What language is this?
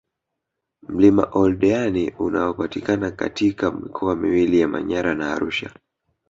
Swahili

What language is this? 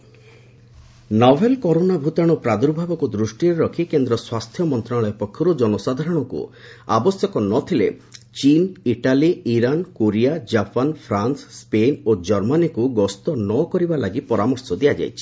Odia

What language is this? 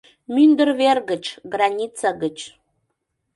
Mari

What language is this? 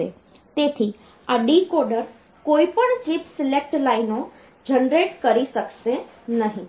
Gujarati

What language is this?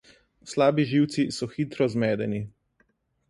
Slovenian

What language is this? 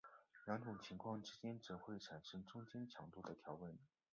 Chinese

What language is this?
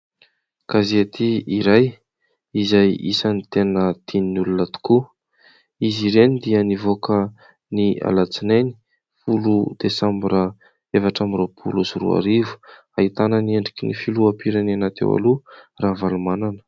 Malagasy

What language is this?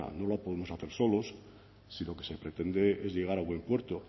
Spanish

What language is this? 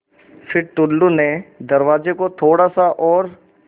Hindi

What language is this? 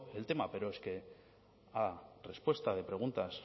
Spanish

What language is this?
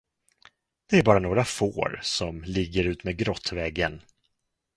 Swedish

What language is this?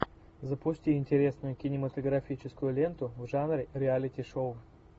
Russian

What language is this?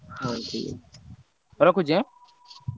Odia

